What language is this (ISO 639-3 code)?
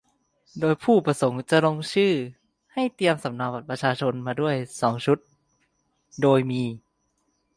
tha